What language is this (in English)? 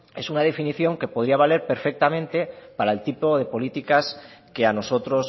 Spanish